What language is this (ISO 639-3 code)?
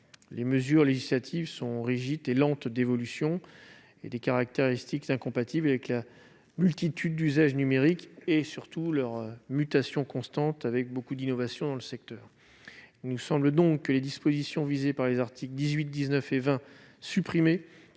fra